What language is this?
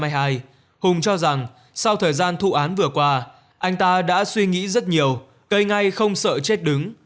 Vietnamese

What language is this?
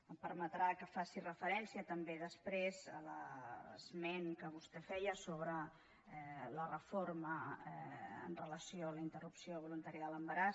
Catalan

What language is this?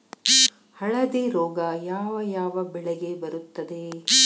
Kannada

